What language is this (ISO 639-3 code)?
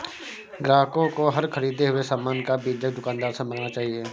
hin